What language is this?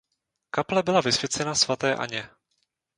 Czech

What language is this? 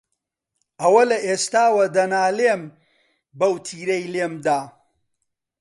Central Kurdish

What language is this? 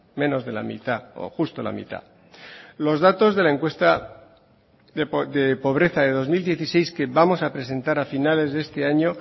Spanish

